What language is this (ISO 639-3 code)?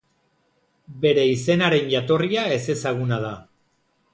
eus